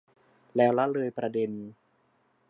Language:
Thai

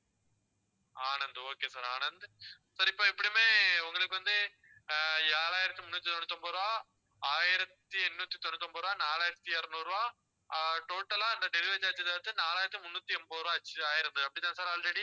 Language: Tamil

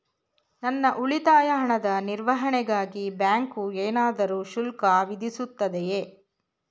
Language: Kannada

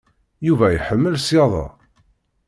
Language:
Kabyle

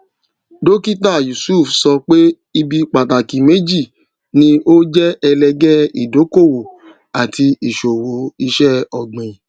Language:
Yoruba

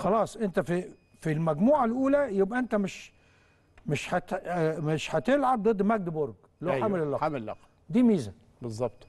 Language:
Arabic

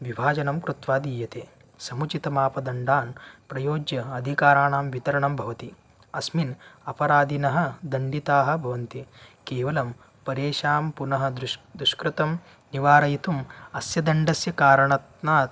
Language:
Sanskrit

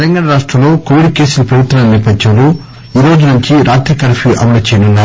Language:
Telugu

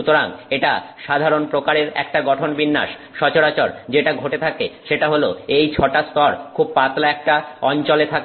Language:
Bangla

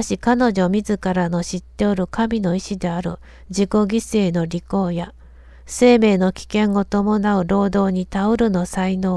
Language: Japanese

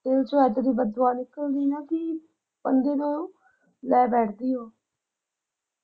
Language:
Punjabi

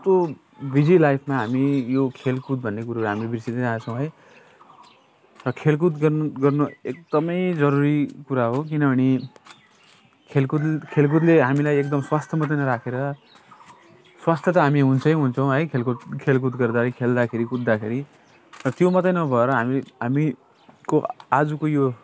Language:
Nepali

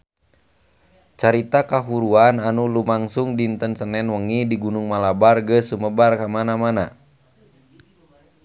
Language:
Sundanese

